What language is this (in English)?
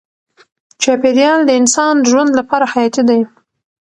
Pashto